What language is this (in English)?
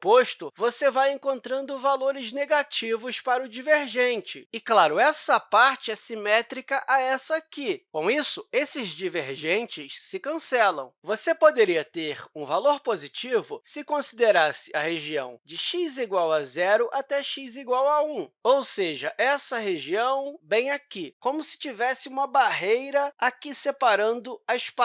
Portuguese